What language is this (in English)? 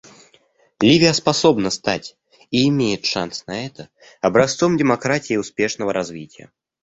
Russian